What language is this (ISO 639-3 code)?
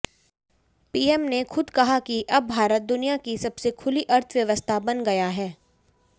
hin